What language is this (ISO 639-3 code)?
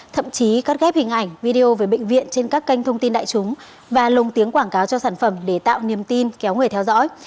vie